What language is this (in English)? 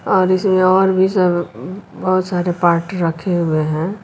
Hindi